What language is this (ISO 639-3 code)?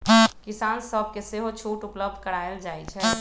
mag